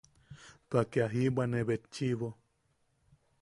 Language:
Yaqui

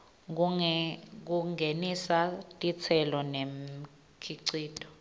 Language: Swati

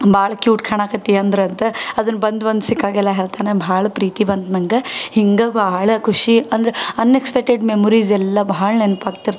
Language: Kannada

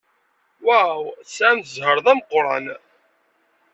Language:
Kabyle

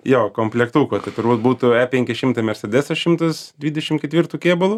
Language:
Lithuanian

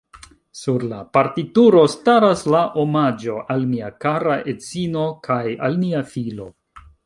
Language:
Esperanto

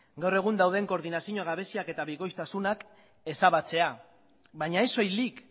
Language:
Basque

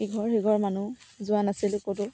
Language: Assamese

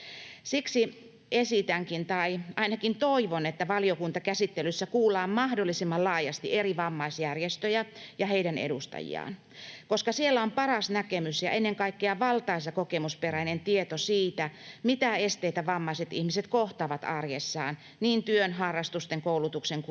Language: Finnish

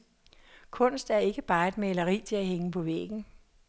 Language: Danish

